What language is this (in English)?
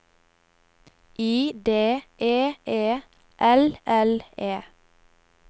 Norwegian